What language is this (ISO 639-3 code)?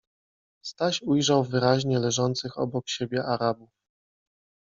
pol